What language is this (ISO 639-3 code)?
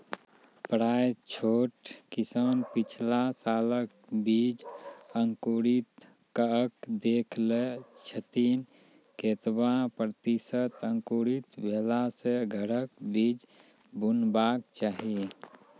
mai